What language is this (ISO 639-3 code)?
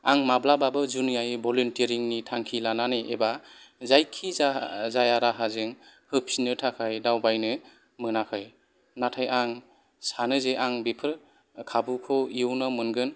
brx